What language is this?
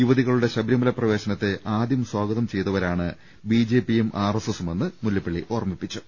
Malayalam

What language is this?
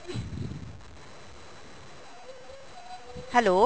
Punjabi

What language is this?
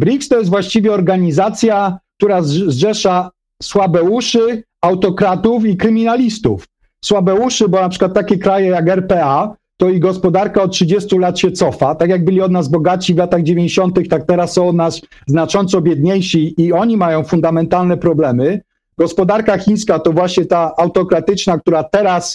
Polish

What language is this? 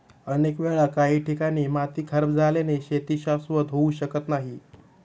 Marathi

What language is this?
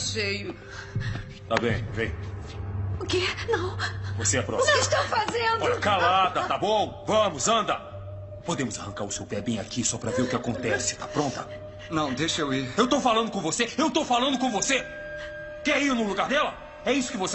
Portuguese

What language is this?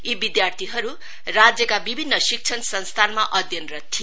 Nepali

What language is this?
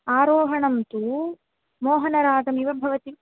Sanskrit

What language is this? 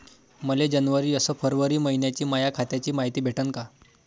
Marathi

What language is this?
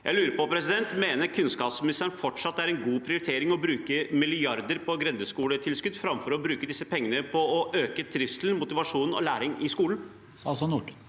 Norwegian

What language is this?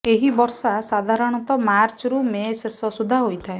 Odia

